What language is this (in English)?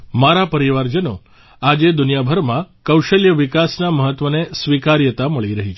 Gujarati